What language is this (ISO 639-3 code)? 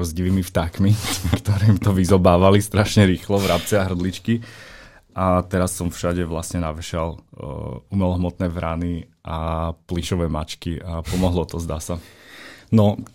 slk